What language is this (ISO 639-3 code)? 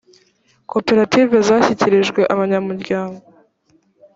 kin